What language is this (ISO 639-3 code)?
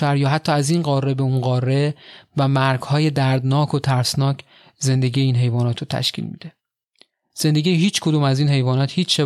fas